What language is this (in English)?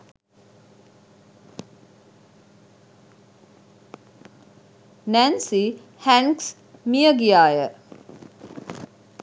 Sinhala